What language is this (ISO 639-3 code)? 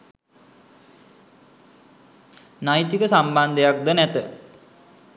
sin